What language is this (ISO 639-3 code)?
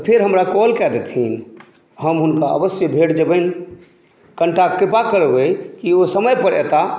mai